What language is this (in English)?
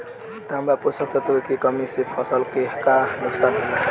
Bhojpuri